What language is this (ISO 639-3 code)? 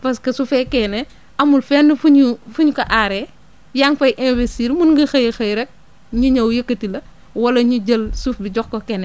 wol